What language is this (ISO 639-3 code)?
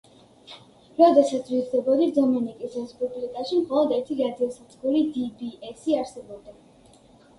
kat